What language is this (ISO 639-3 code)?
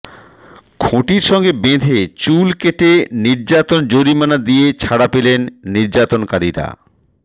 ben